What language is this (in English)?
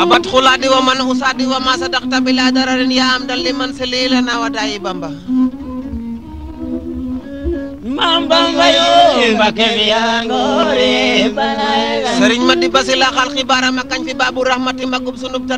Indonesian